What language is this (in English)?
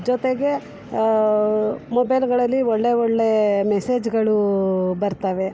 Kannada